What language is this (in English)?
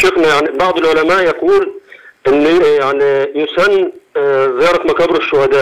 Arabic